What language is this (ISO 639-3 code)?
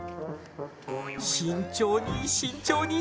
jpn